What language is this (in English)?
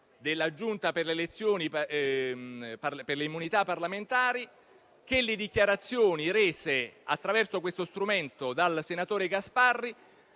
Italian